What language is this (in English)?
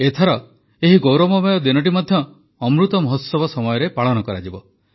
Odia